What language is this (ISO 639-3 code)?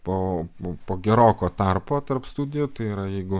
lit